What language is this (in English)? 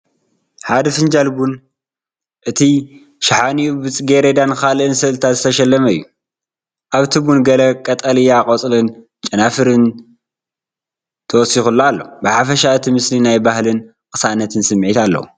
Tigrinya